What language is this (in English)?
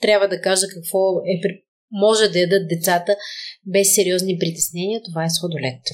Bulgarian